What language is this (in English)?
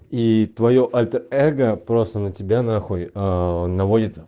Russian